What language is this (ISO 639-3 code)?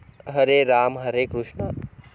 mar